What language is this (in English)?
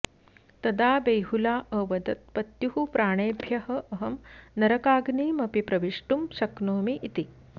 Sanskrit